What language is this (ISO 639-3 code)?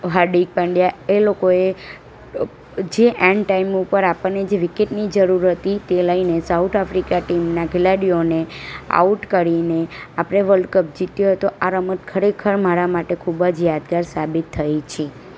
guj